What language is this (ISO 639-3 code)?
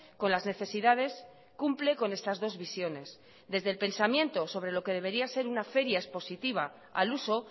spa